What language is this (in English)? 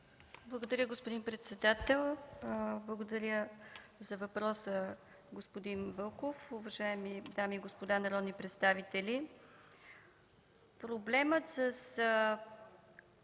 Bulgarian